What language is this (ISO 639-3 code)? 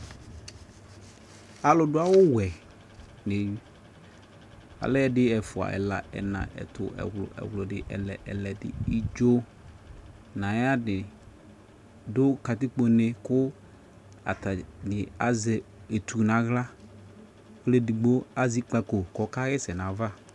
kpo